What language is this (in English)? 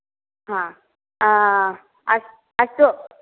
Sanskrit